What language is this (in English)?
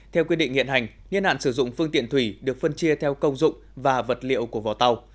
Vietnamese